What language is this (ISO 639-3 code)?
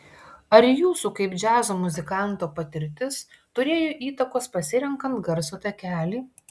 lit